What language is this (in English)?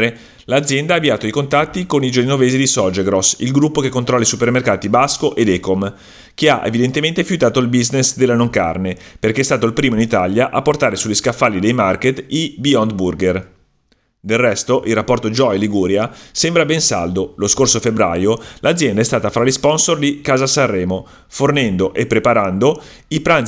Italian